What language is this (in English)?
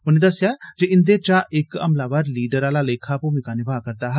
Dogri